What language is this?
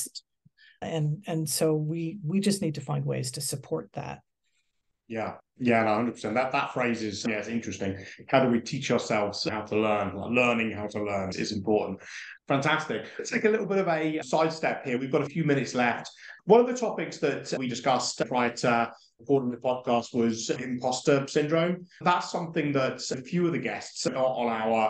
English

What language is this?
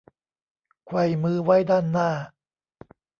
Thai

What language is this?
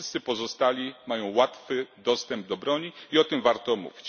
Polish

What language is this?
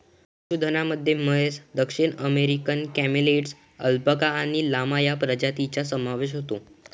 Marathi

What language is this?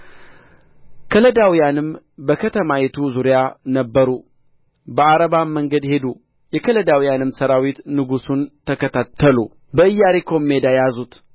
Amharic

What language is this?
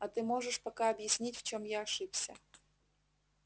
Russian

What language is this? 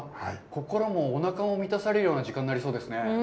Japanese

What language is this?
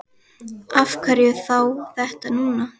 Icelandic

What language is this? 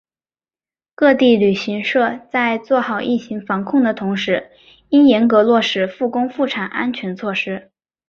Chinese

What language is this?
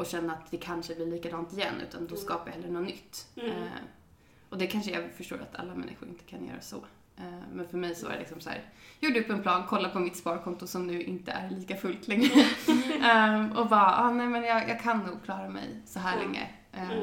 Swedish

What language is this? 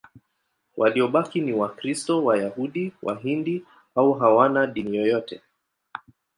Swahili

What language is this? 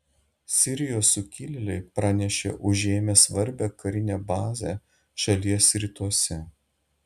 Lithuanian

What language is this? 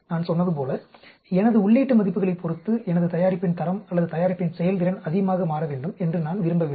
Tamil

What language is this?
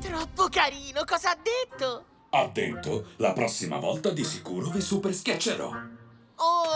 Italian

